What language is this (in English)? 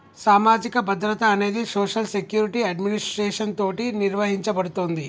Telugu